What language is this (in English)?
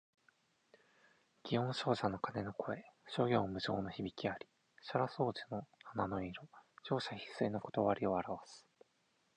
Japanese